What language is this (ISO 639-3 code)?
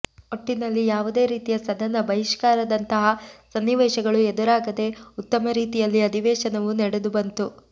kan